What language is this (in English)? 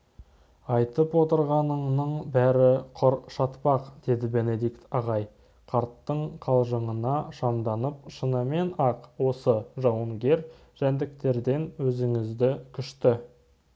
Kazakh